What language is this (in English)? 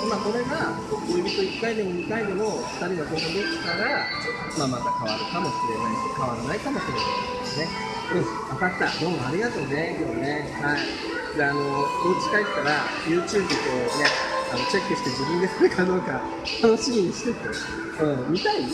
Japanese